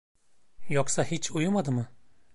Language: Turkish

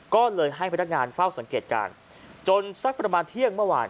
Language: Thai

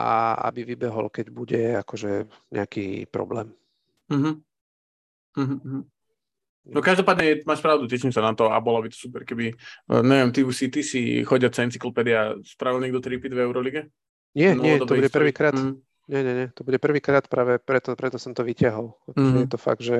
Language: Slovak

